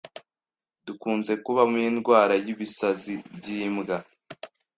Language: Kinyarwanda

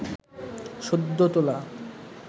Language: Bangla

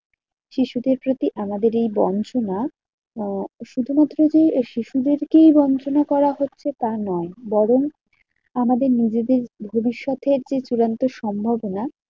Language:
Bangla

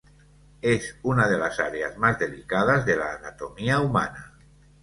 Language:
Spanish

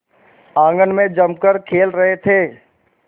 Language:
Hindi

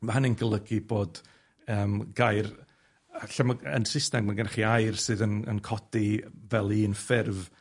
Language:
Welsh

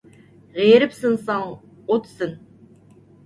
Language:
Uyghur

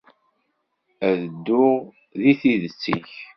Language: Kabyle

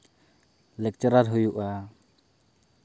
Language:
Santali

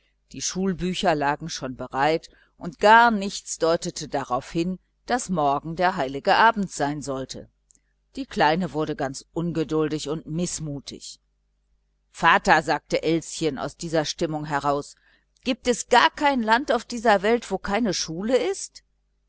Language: German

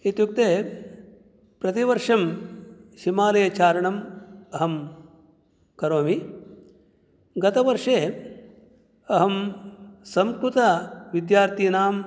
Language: Sanskrit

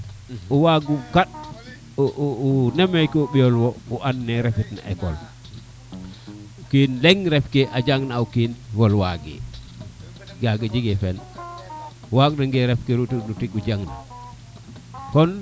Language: Serer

